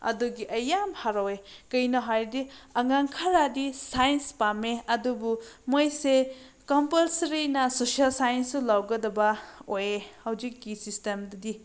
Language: Manipuri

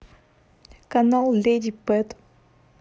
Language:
Russian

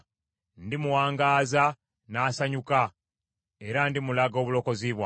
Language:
Ganda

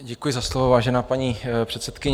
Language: Czech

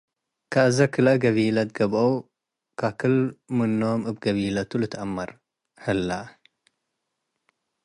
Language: Tigre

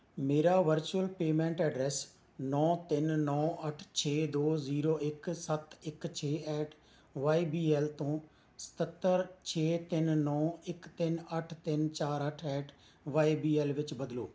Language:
Punjabi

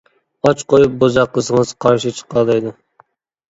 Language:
Uyghur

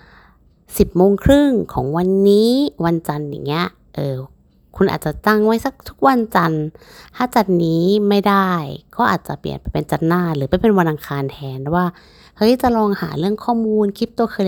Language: Thai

